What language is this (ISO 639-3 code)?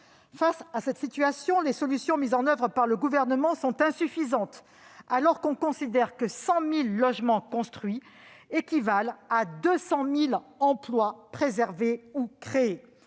fra